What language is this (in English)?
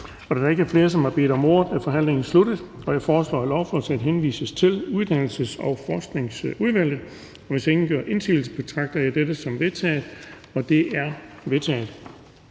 Danish